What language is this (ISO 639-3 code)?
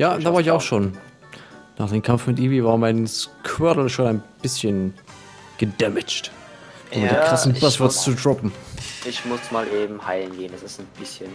deu